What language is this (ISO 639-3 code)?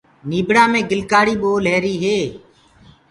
ggg